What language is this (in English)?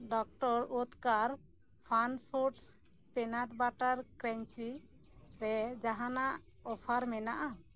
Santali